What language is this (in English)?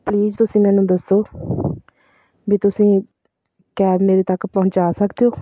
Punjabi